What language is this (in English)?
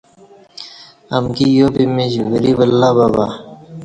Kati